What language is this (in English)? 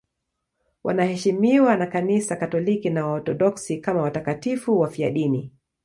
Swahili